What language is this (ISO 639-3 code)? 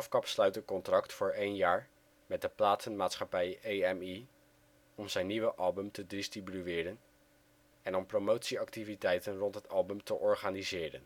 nld